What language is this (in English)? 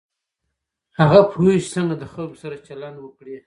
Pashto